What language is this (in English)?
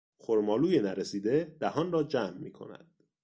Persian